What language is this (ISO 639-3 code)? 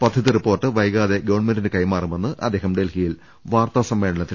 mal